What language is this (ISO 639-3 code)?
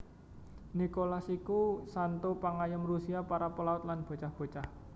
jav